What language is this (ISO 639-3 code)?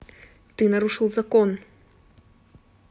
rus